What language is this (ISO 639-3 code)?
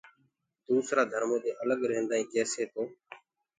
ggg